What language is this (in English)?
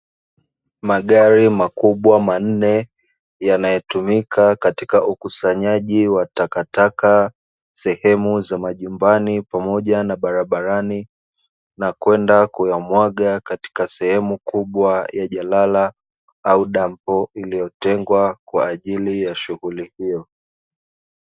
Swahili